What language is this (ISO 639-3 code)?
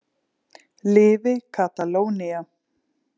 isl